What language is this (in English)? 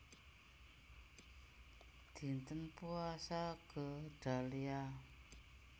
Javanese